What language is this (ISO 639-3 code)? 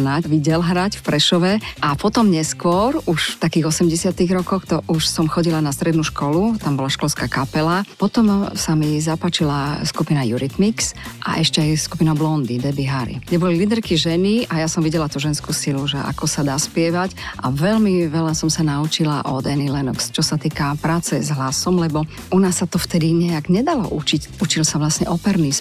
slk